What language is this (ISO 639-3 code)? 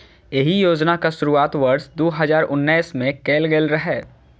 mai